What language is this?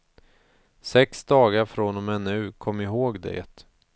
Swedish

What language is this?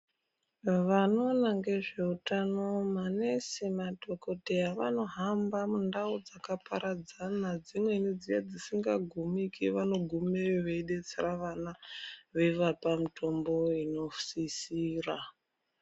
Ndau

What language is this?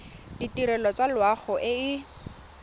Tswana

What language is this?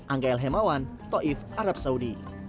Indonesian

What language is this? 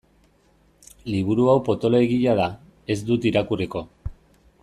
Basque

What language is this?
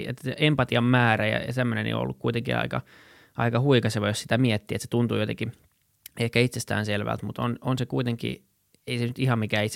Finnish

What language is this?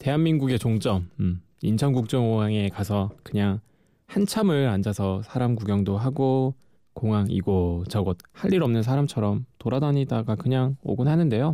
Korean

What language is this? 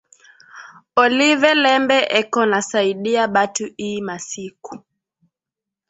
Swahili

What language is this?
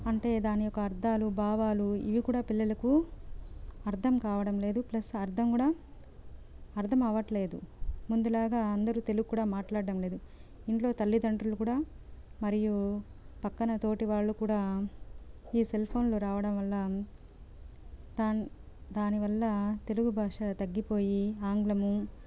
Telugu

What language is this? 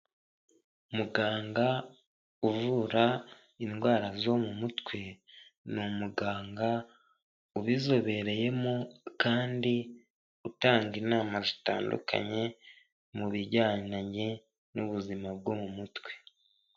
Kinyarwanda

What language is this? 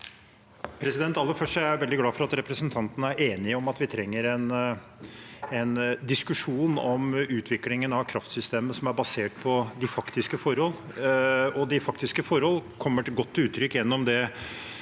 Norwegian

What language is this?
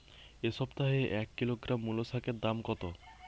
Bangla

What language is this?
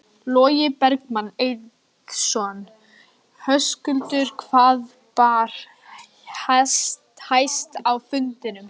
Icelandic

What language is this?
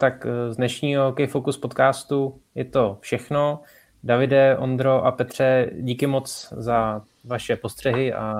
Czech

